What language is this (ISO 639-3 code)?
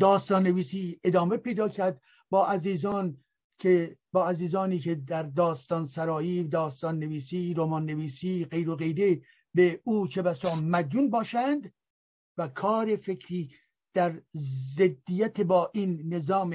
fas